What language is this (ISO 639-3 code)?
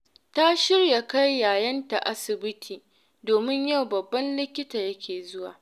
hau